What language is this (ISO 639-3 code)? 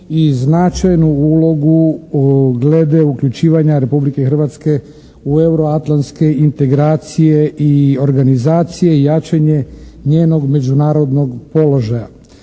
hrv